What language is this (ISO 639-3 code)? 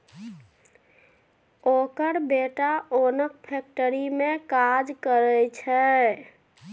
mai